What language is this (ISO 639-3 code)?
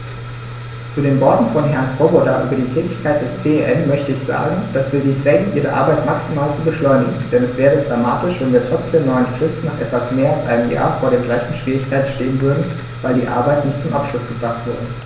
deu